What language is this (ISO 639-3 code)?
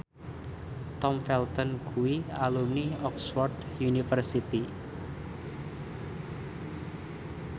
jav